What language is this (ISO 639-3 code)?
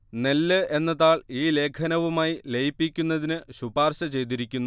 mal